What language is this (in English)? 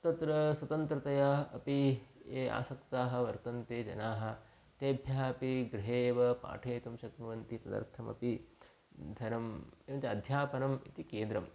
Sanskrit